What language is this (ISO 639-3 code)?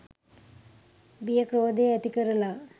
sin